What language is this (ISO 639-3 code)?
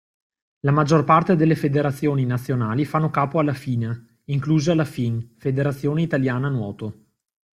ita